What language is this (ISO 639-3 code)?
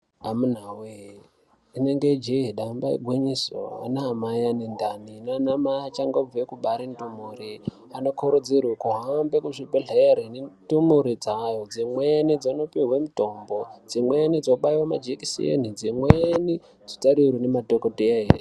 ndc